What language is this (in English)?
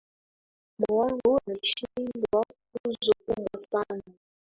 Swahili